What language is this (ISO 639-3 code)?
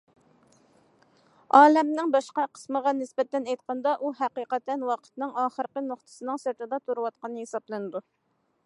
uig